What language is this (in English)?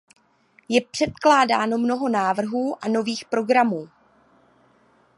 Czech